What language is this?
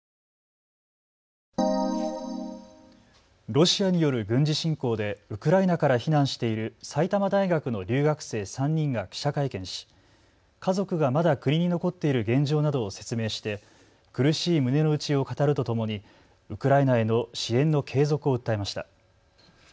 Japanese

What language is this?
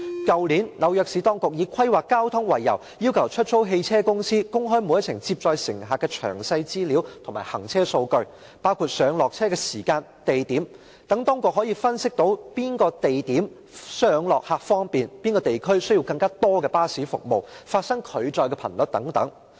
Cantonese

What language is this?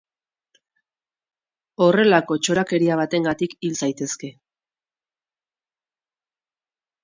Basque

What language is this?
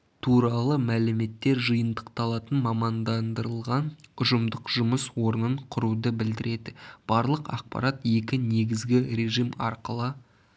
Kazakh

